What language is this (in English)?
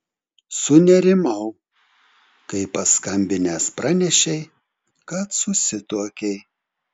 Lithuanian